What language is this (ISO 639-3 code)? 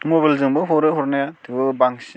brx